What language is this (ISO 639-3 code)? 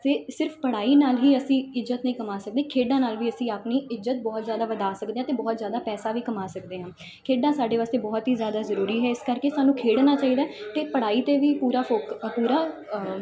pan